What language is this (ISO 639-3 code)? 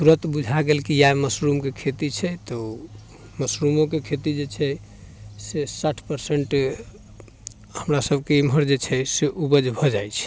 mai